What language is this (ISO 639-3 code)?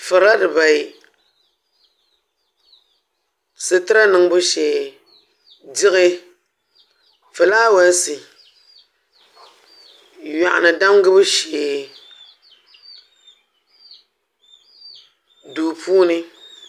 dag